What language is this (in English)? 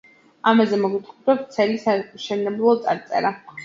Georgian